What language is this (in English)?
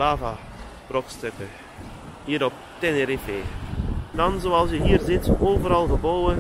Dutch